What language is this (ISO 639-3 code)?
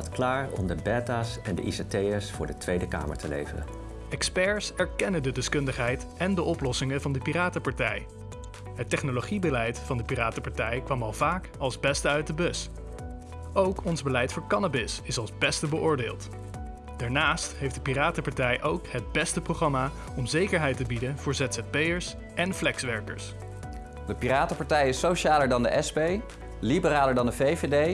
nld